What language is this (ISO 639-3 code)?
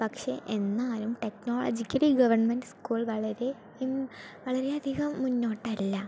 mal